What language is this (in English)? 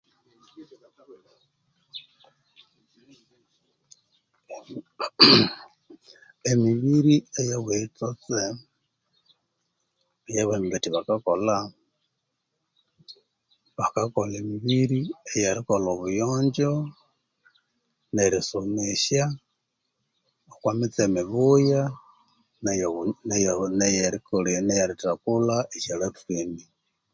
Konzo